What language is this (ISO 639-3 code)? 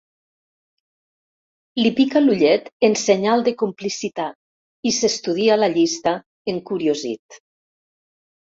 cat